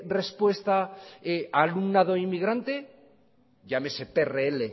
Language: Spanish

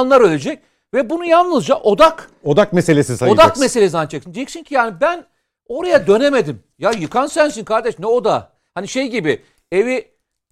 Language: Turkish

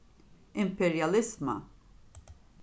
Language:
Faroese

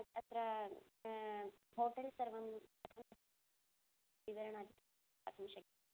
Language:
Sanskrit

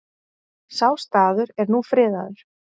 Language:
Icelandic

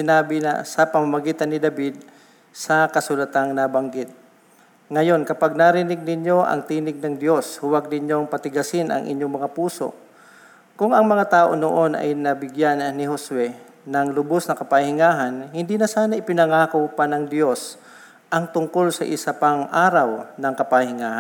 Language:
Filipino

